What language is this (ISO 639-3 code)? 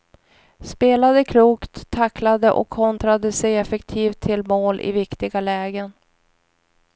swe